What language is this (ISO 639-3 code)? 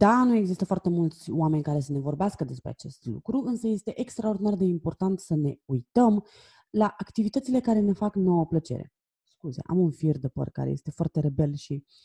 ron